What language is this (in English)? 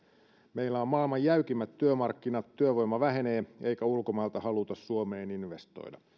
Finnish